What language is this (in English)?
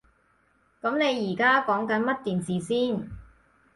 Cantonese